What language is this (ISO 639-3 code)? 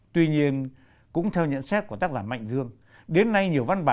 vie